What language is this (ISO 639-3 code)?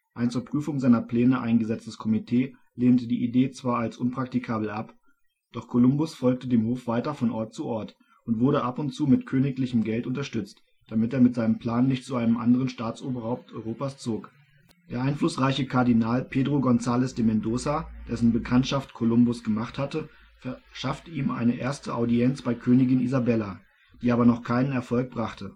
deu